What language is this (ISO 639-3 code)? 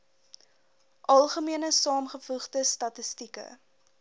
afr